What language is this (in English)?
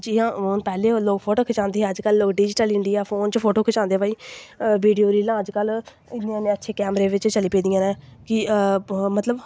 Dogri